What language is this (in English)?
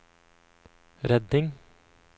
Norwegian